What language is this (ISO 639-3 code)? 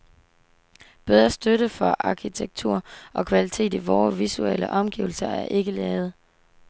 dan